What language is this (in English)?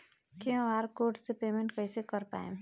Bhojpuri